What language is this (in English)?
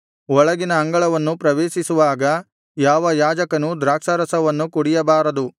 Kannada